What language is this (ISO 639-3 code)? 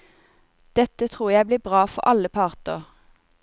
nor